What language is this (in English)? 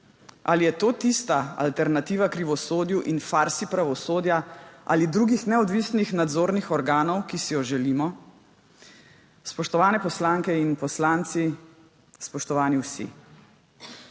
Slovenian